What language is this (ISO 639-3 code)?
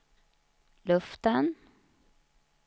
swe